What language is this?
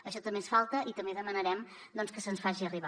Catalan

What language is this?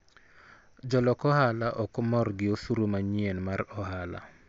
Luo (Kenya and Tanzania)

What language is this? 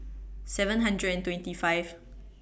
English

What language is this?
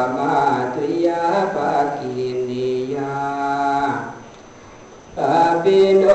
Thai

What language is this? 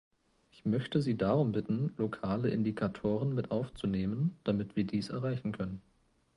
German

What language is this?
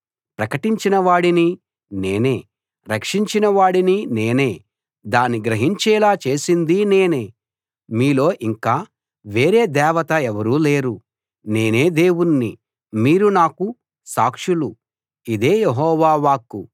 Telugu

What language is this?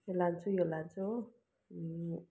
Nepali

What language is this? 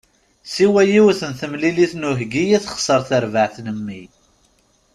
Kabyle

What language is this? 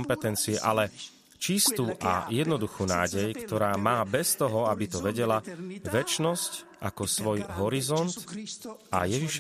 Slovak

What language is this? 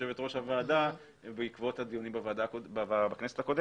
Hebrew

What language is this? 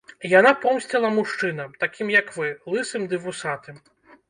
Belarusian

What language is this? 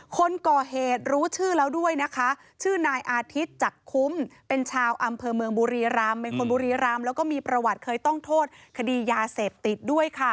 Thai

